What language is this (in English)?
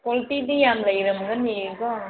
Manipuri